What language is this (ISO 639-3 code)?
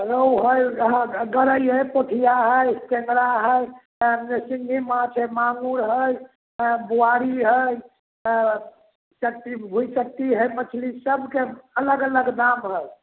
mai